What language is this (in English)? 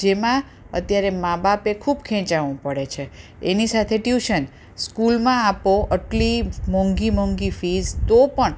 Gujarati